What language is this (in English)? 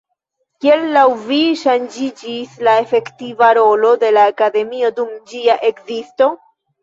Esperanto